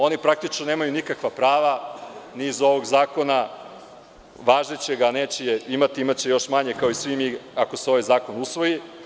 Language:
Serbian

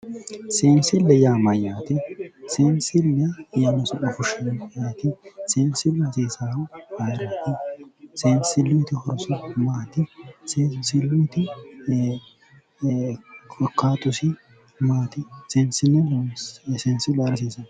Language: Sidamo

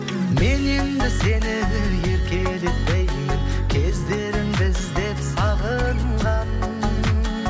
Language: Kazakh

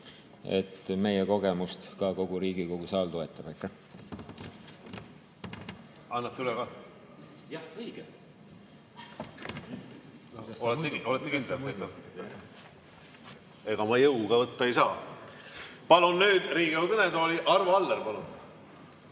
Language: Estonian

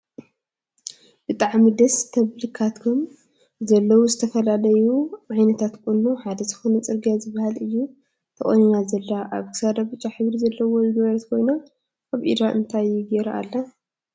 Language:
Tigrinya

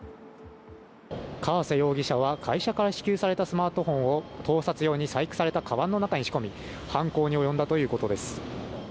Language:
Japanese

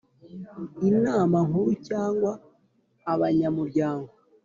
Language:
Kinyarwanda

